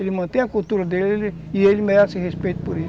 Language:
Portuguese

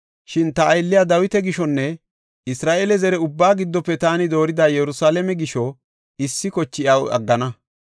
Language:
Gofa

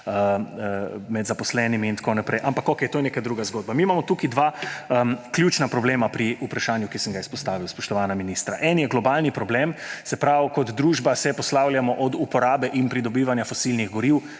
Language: Slovenian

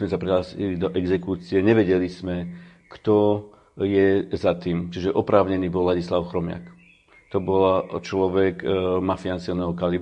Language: Slovak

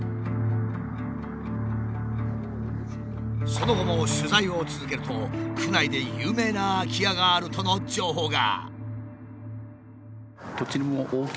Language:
Japanese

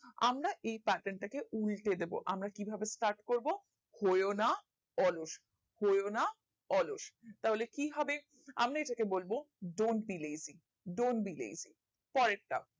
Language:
Bangla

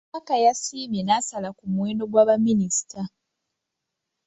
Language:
Ganda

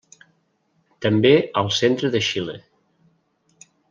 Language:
Catalan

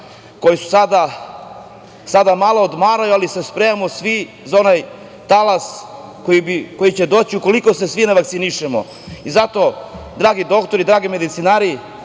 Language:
Serbian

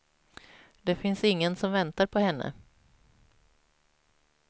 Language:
Swedish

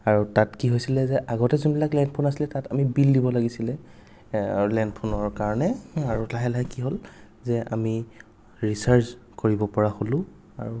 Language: Assamese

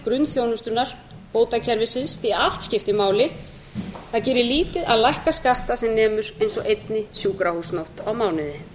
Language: Icelandic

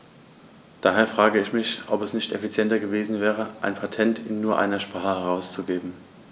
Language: German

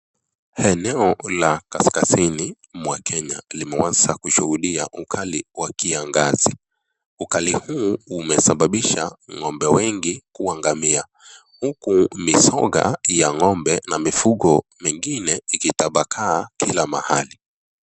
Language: Swahili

